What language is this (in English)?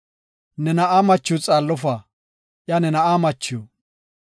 Gofa